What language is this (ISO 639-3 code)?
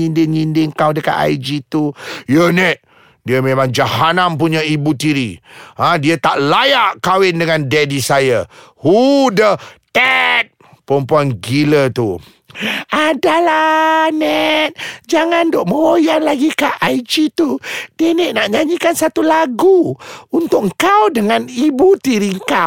msa